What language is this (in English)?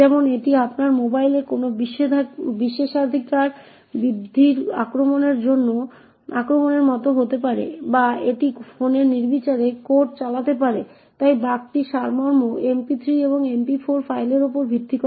Bangla